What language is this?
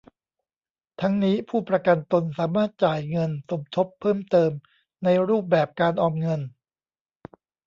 Thai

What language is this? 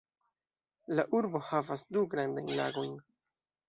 Esperanto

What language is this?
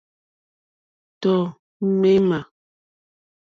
Mokpwe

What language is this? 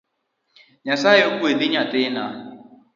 Luo (Kenya and Tanzania)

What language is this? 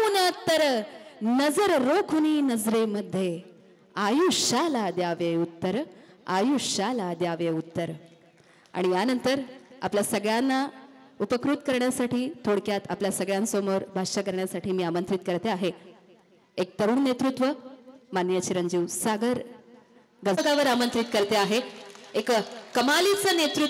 Marathi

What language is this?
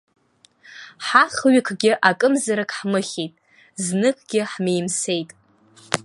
Abkhazian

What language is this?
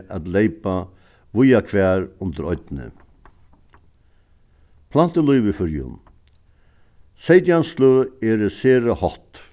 Faroese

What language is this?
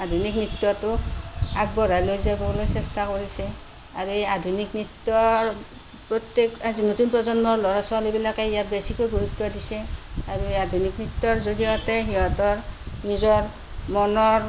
Assamese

